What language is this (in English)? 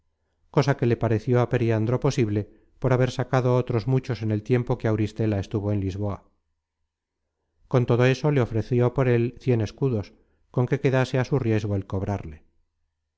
Spanish